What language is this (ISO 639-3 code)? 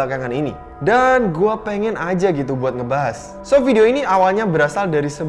ind